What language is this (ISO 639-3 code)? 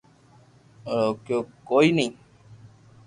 lrk